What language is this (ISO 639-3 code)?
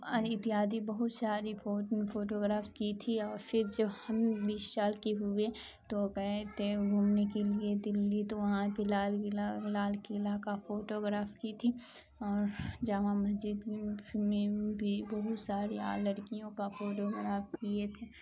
urd